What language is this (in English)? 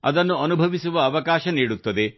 Kannada